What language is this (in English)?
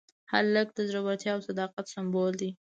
Pashto